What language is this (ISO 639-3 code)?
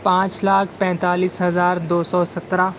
urd